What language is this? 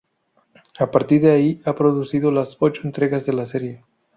Spanish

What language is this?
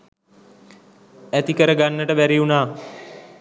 Sinhala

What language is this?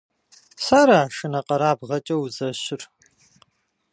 Kabardian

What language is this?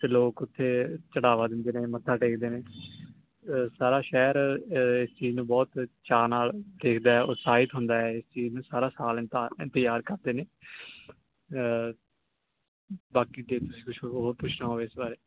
Punjabi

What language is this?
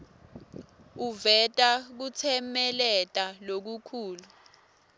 Swati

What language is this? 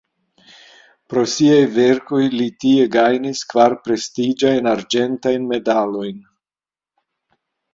Esperanto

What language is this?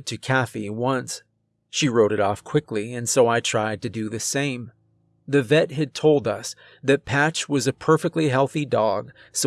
English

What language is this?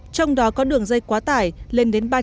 Vietnamese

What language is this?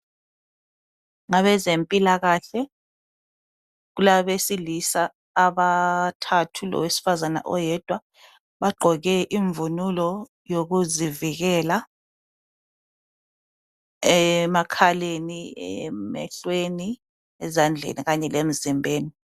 North Ndebele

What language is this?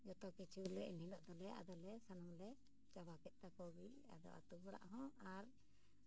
Santali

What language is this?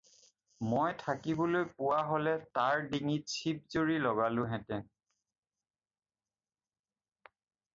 Assamese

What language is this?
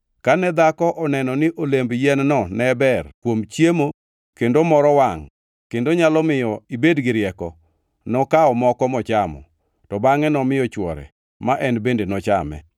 Luo (Kenya and Tanzania)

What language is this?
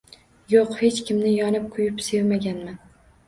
Uzbek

